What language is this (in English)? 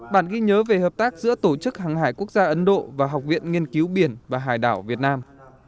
Vietnamese